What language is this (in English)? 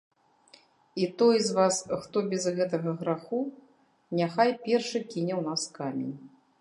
Belarusian